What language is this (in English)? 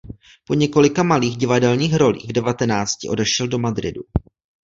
Czech